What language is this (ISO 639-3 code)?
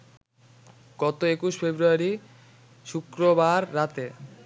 ben